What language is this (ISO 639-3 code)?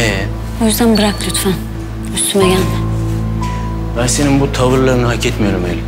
tur